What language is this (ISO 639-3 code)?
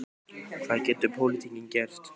isl